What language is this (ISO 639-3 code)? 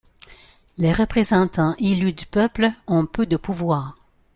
fra